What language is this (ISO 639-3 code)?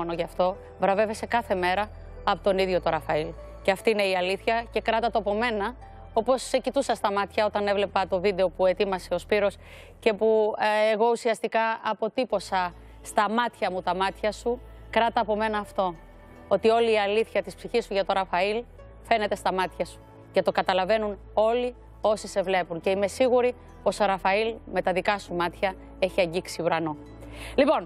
ell